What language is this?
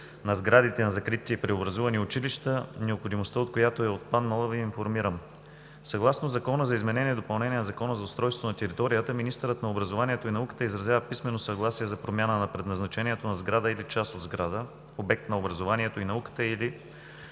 Bulgarian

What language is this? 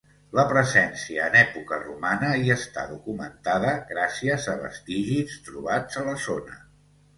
Catalan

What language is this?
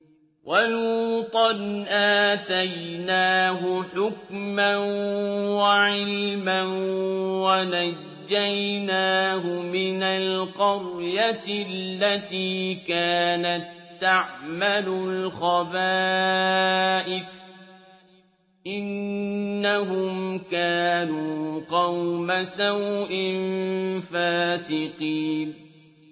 Arabic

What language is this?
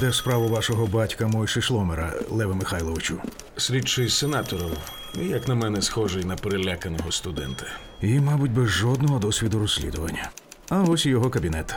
Ukrainian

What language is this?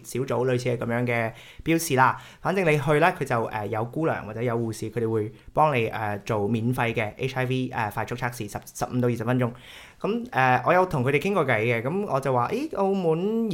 Chinese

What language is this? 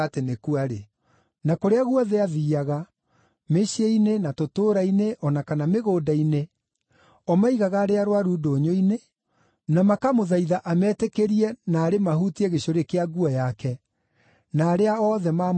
Kikuyu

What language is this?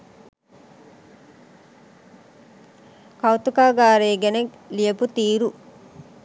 Sinhala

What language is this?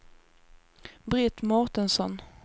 Swedish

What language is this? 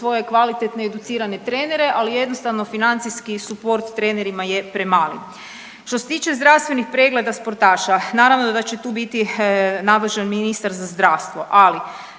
Croatian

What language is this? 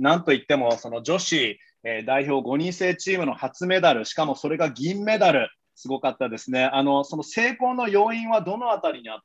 Japanese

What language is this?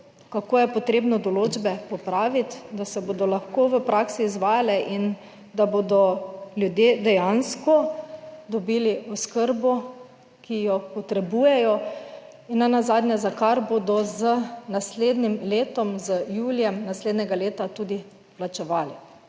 Slovenian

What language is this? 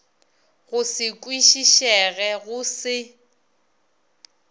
Northern Sotho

